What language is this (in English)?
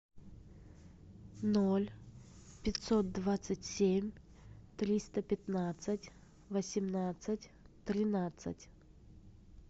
Russian